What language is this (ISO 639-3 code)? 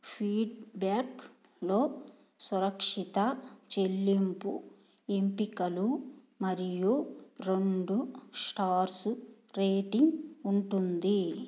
tel